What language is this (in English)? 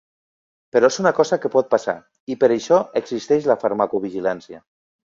Catalan